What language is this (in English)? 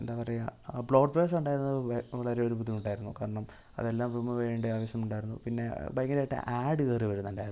Malayalam